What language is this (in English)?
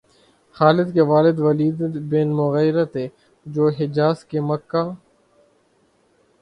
Urdu